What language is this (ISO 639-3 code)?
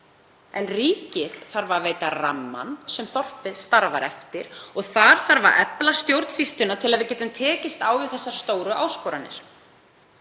isl